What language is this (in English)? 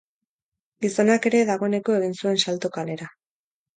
Basque